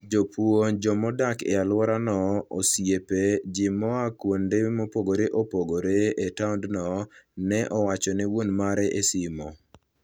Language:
Luo (Kenya and Tanzania)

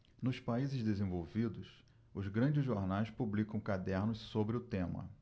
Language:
Portuguese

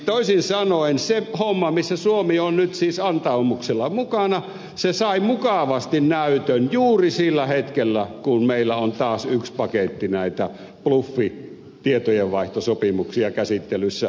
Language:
Finnish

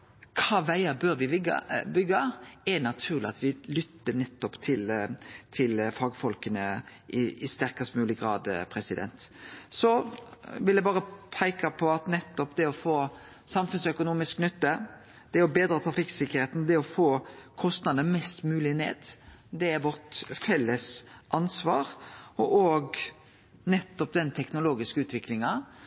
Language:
Norwegian Nynorsk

